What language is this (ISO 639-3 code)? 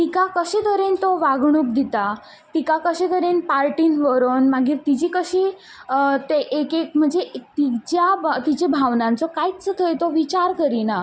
kok